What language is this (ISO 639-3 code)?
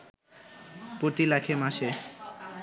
ben